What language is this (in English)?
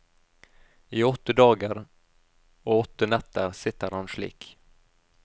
Norwegian